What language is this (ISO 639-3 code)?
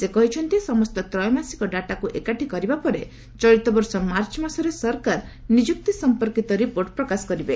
ori